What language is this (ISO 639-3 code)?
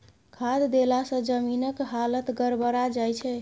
mai